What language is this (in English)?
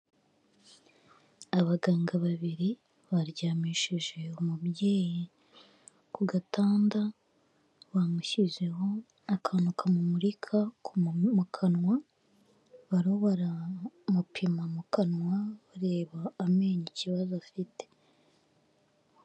Kinyarwanda